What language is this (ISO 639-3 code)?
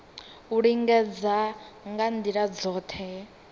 ven